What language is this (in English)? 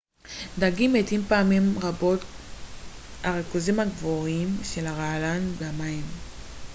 Hebrew